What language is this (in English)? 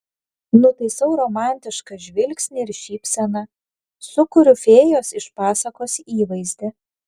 Lithuanian